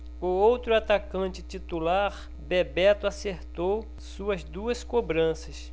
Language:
Portuguese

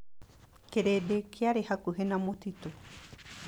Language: Kikuyu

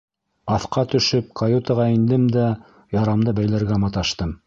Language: Bashkir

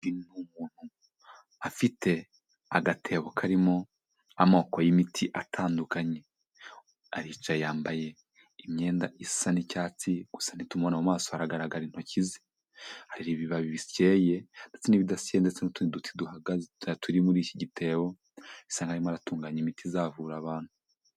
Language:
Kinyarwanda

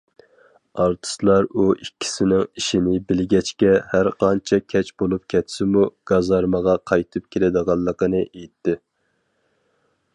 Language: Uyghur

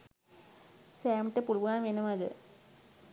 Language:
Sinhala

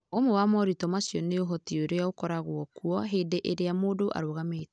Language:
Kikuyu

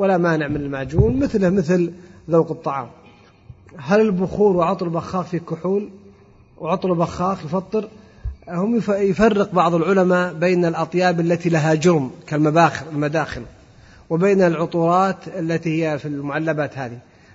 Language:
Arabic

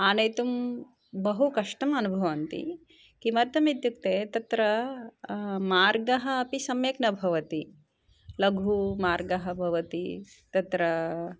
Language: Sanskrit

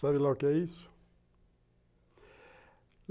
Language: Portuguese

